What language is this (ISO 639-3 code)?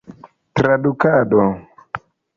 epo